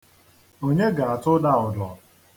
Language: Igbo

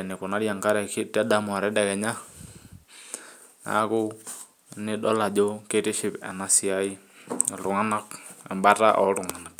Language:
Masai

